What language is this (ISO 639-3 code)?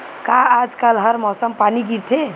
hne